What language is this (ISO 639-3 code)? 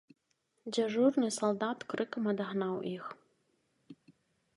bel